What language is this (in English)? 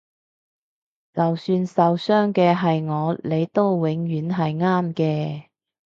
Cantonese